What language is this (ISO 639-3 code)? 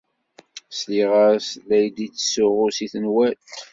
kab